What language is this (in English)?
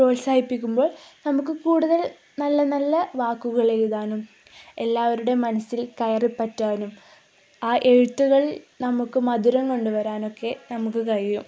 Malayalam